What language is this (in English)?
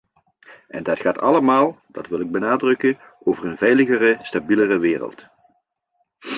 Dutch